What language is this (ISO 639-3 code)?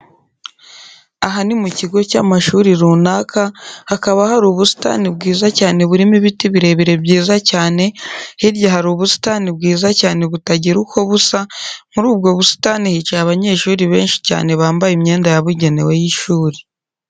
kin